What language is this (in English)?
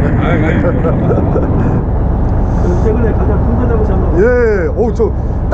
Korean